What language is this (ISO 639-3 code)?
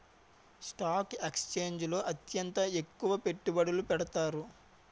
tel